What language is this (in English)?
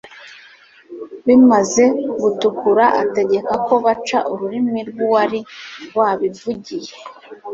Kinyarwanda